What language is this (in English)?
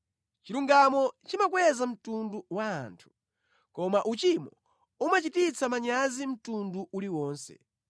Nyanja